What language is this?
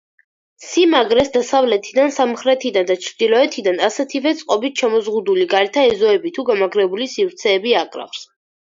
Georgian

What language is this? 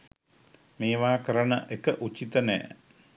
Sinhala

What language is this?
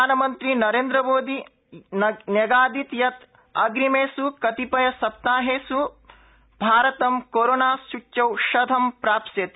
Sanskrit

